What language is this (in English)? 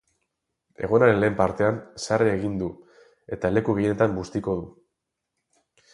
Basque